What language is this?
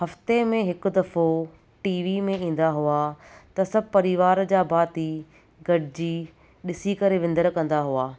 Sindhi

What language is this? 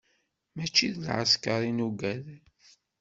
Kabyle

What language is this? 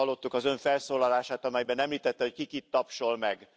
Hungarian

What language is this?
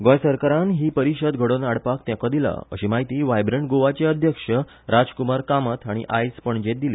Konkani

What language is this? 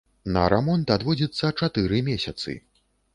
Belarusian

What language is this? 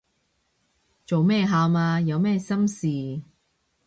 Cantonese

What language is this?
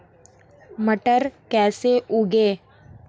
Hindi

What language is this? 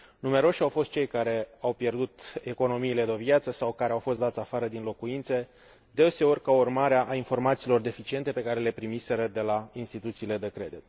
Romanian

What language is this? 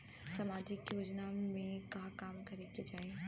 Bhojpuri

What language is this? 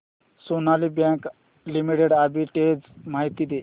Marathi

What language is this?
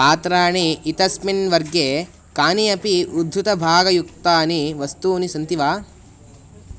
Sanskrit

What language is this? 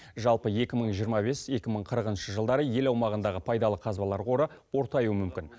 Kazakh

